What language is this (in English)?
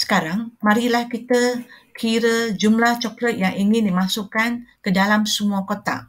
Malay